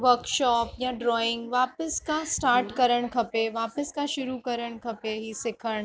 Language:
Sindhi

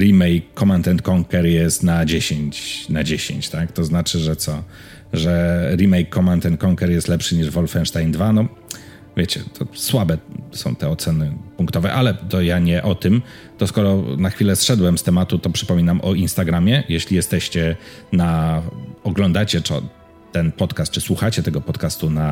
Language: Polish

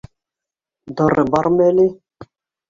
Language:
Bashkir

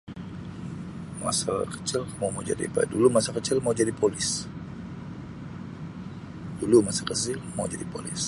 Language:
Sabah Malay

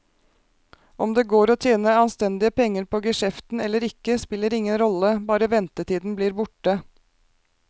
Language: Norwegian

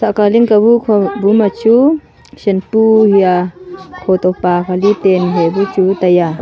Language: Wancho Naga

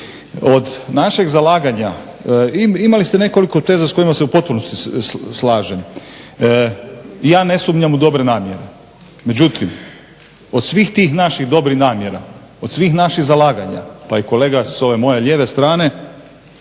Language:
Croatian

